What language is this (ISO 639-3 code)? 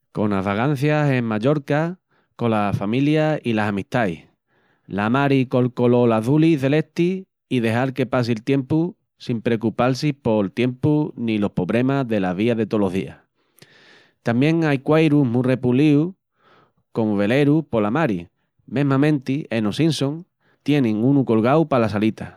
ext